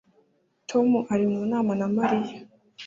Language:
Kinyarwanda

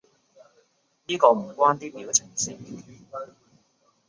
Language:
Cantonese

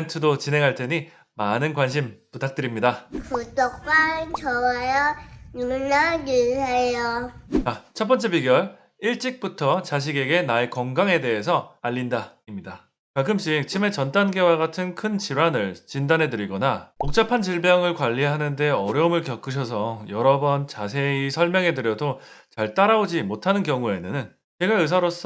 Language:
Korean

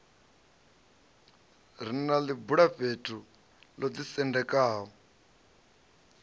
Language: Venda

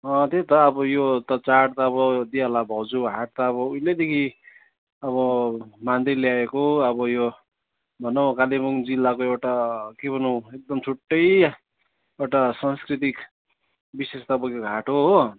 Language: Nepali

